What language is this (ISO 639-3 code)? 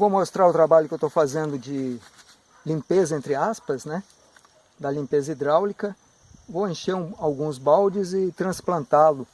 por